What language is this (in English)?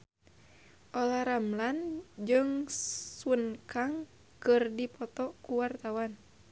Sundanese